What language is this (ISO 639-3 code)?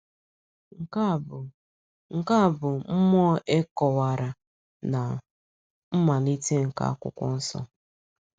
ibo